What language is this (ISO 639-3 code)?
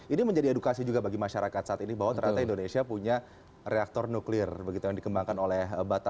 ind